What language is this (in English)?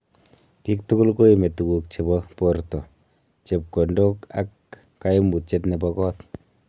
Kalenjin